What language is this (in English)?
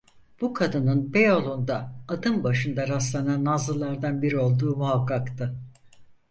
Turkish